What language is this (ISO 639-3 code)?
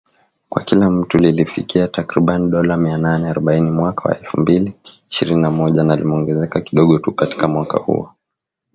swa